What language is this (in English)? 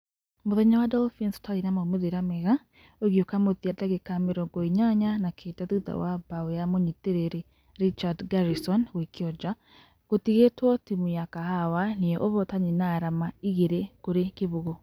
Kikuyu